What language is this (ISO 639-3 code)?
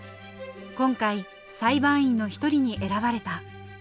jpn